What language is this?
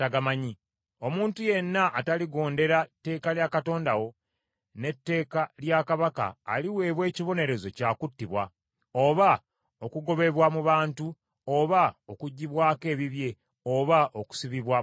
Ganda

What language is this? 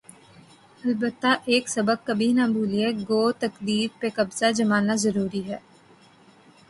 Urdu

